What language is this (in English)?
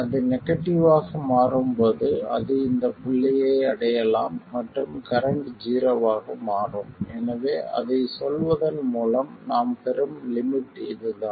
Tamil